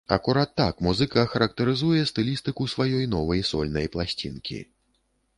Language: Belarusian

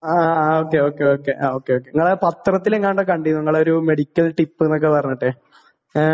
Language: Malayalam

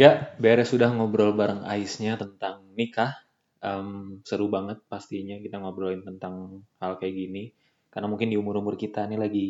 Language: Indonesian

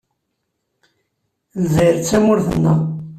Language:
Kabyle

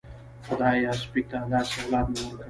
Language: Pashto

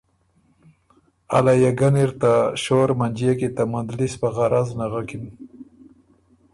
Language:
Ormuri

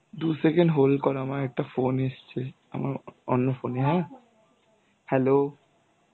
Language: Bangla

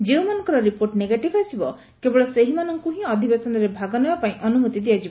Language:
Odia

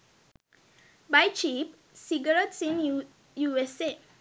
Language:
Sinhala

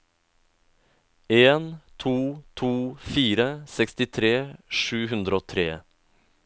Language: Norwegian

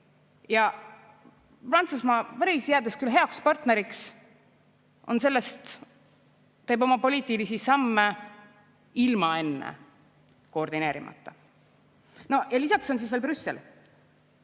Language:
Estonian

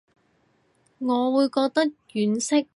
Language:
Cantonese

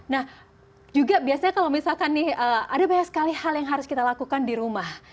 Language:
Indonesian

